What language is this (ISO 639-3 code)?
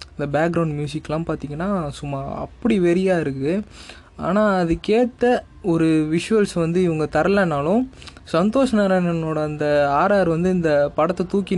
tam